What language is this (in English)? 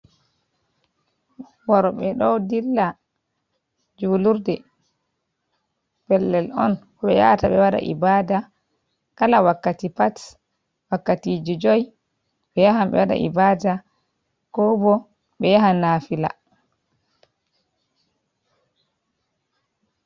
Fula